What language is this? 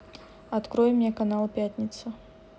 Russian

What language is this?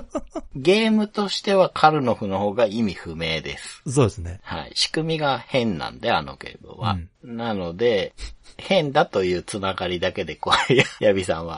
Japanese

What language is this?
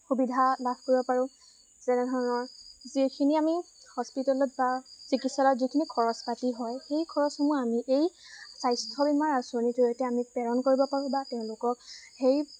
Assamese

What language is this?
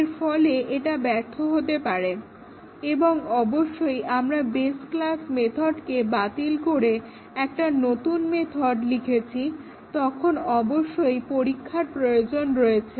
Bangla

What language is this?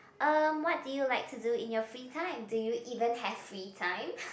English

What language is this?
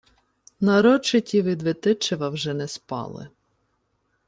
Ukrainian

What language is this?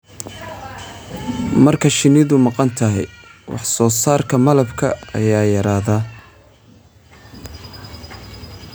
Somali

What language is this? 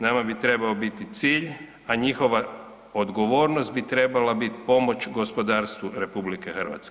Croatian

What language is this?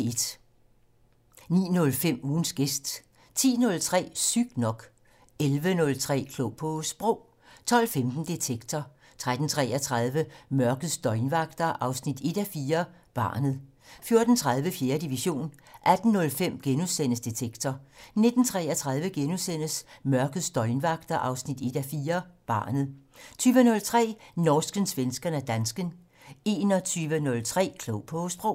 Danish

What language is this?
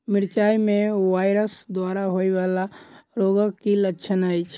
Maithili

